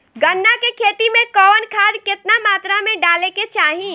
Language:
Bhojpuri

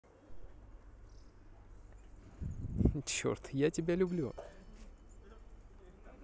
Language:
Russian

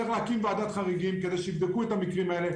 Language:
Hebrew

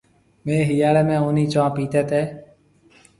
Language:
Marwari (Pakistan)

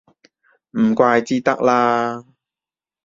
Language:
Cantonese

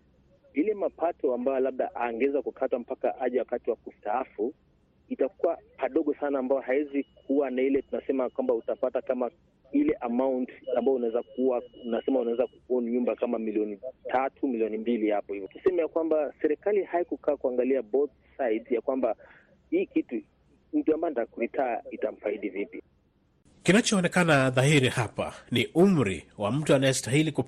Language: Swahili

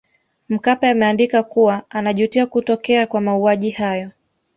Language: Swahili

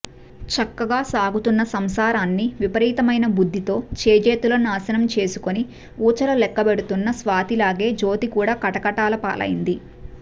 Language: Telugu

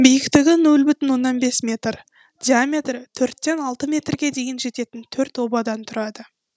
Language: Kazakh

